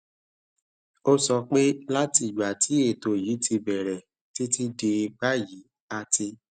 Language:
Yoruba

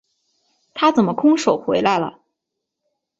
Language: Chinese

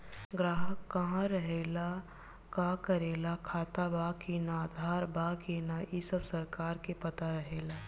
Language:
Bhojpuri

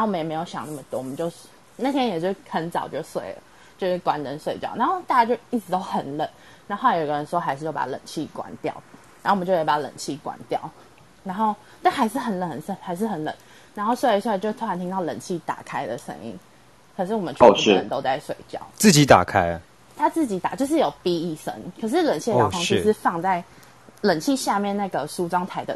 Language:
Chinese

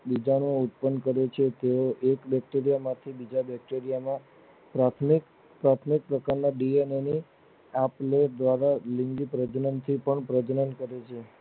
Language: Gujarati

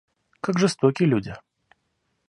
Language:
Russian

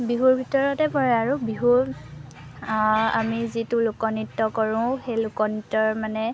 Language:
Assamese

